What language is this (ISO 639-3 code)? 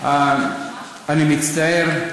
heb